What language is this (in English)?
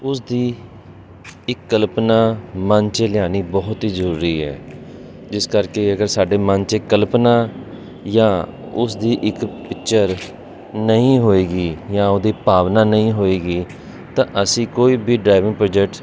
Punjabi